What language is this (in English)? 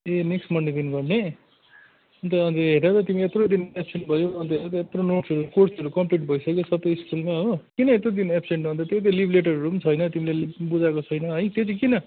Nepali